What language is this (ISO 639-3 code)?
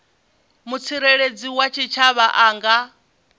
ven